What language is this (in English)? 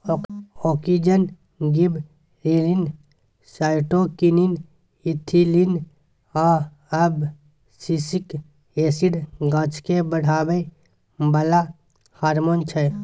Maithili